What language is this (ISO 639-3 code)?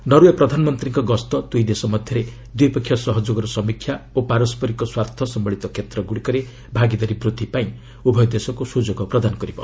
ori